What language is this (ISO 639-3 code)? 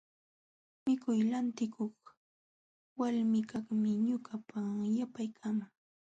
qxw